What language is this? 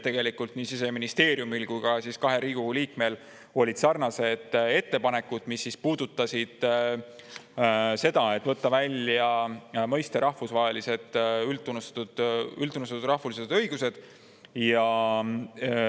Estonian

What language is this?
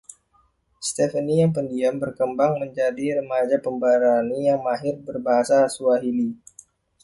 Indonesian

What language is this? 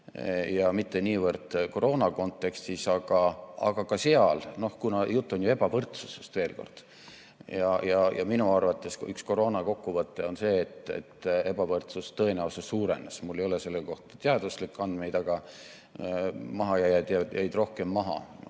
Estonian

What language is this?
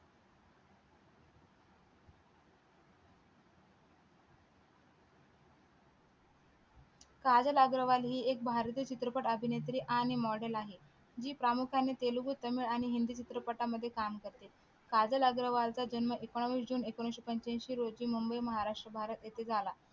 Marathi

